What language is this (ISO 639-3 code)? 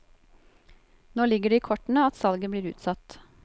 nor